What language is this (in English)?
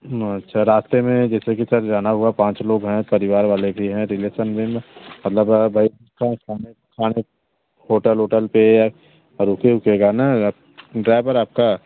Hindi